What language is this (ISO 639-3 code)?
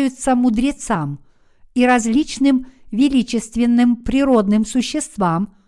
rus